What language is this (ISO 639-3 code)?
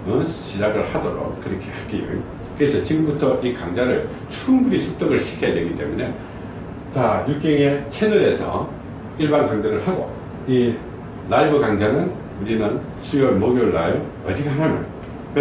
kor